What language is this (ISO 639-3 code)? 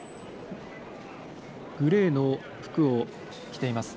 jpn